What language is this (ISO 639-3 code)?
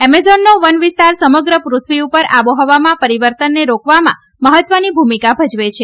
guj